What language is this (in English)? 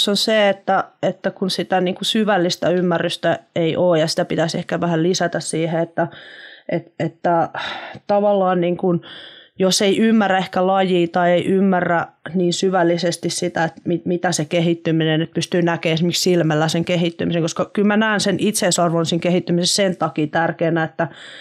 Finnish